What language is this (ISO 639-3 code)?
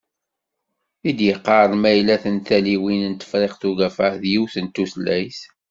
kab